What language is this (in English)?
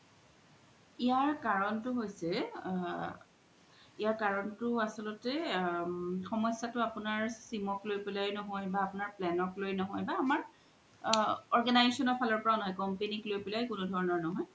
Assamese